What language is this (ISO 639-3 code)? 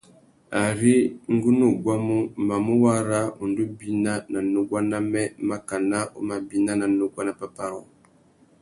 bag